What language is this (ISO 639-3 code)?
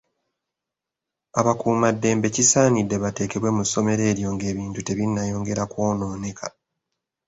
lug